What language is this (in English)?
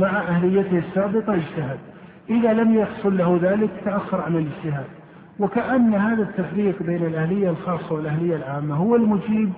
Arabic